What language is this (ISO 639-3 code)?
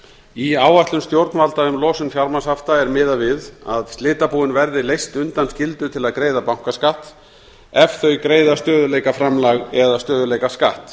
isl